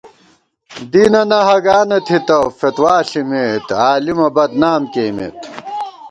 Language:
Gawar-Bati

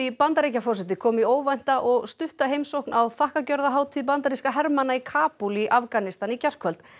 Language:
Icelandic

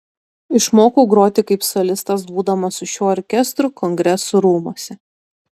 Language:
Lithuanian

